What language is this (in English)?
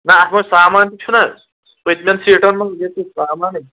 Kashmiri